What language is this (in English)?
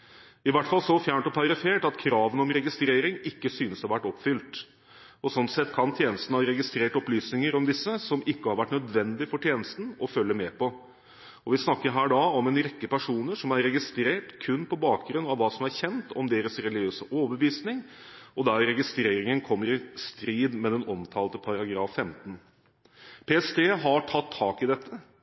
Norwegian Bokmål